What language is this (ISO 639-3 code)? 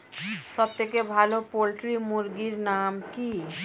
ben